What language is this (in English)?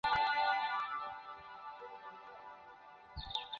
Chinese